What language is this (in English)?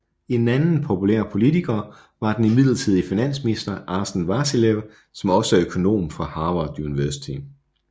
Danish